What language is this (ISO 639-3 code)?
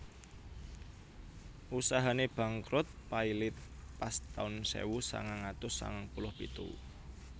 jav